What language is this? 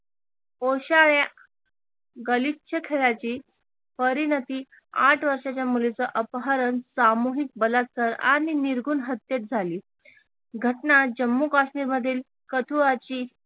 Marathi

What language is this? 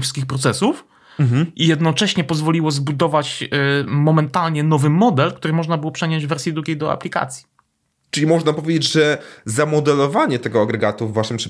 Polish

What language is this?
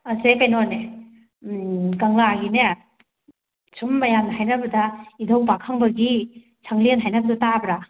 Manipuri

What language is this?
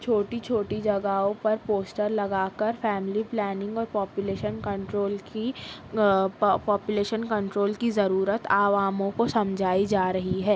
Urdu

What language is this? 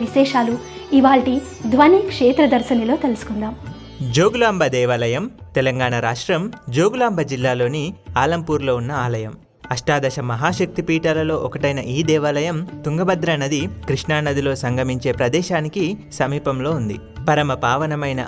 Telugu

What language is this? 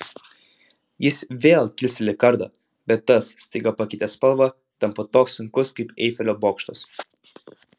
Lithuanian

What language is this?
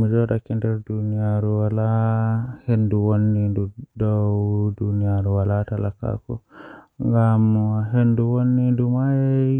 Western Niger Fulfulde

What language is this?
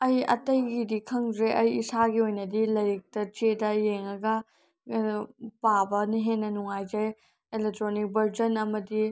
Manipuri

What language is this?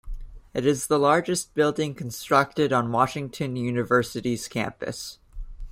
English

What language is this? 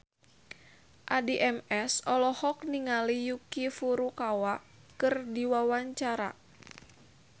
Sundanese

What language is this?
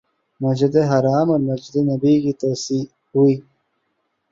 Urdu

